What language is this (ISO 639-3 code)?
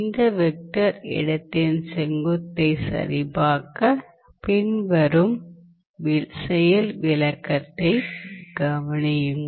tam